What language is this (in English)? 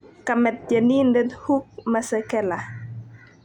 Kalenjin